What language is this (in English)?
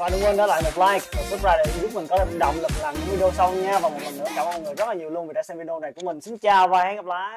Vietnamese